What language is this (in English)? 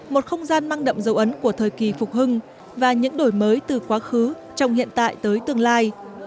Vietnamese